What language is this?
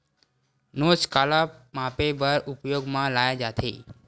Chhattisgarhi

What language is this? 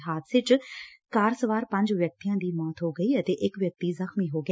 Punjabi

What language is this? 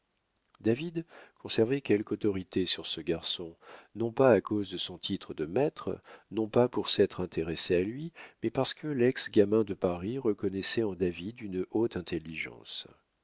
French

